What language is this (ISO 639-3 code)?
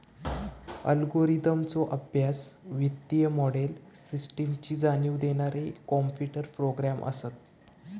mar